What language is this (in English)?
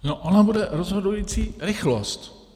Czech